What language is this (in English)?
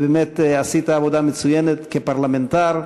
Hebrew